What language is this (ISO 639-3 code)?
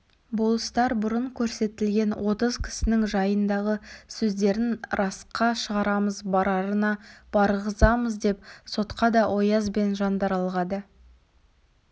kaz